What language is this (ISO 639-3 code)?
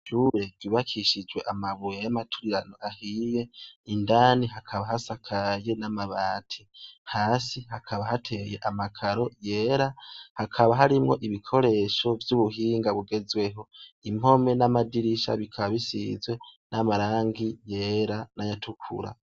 run